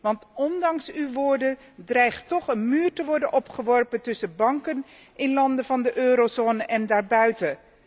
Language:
Dutch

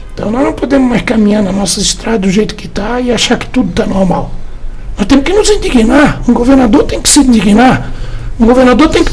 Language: Portuguese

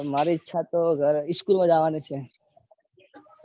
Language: Gujarati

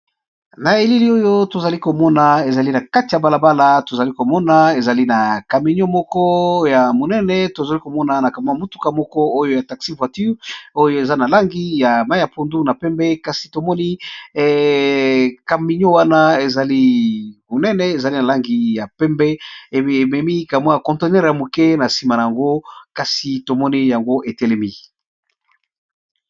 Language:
Lingala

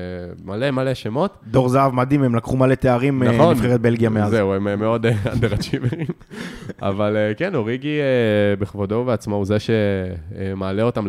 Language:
Hebrew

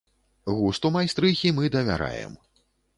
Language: Belarusian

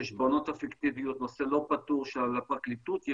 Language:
Hebrew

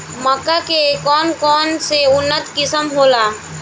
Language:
Bhojpuri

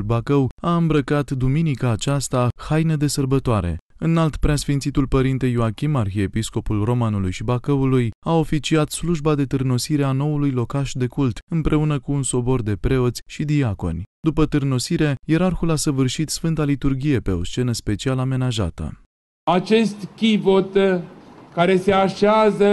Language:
Romanian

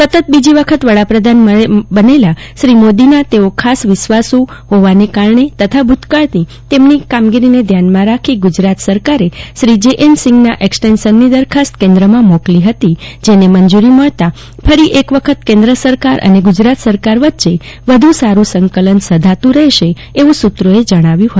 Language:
Gujarati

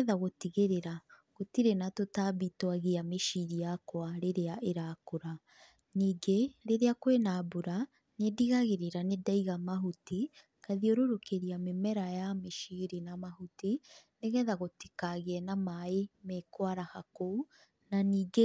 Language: Kikuyu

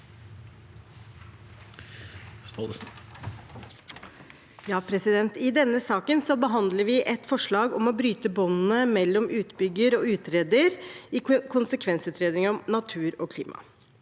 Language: Norwegian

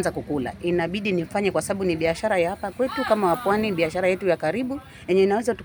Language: Swahili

